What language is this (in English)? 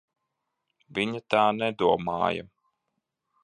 Latvian